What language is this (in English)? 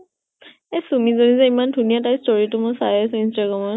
Assamese